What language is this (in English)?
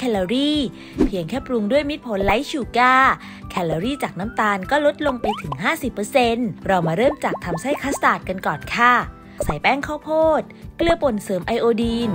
Thai